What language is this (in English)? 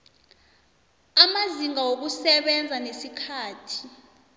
South Ndebele